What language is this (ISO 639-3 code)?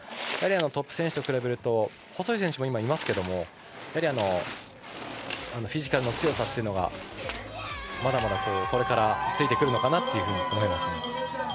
jpn